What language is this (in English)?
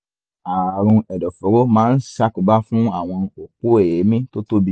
Yoruba